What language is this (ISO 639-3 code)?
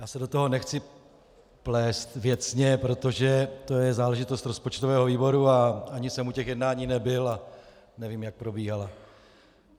ces